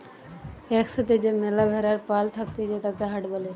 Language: Bangla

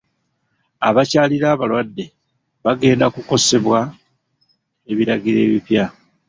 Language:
Ganda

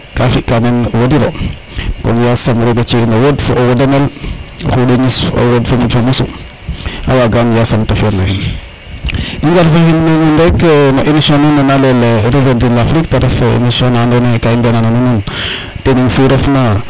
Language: Serer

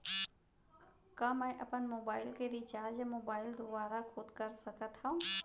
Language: Chhattisgarhi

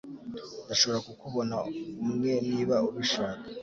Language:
Kinyarwanda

